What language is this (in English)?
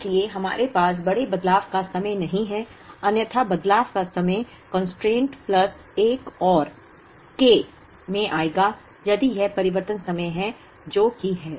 Hindi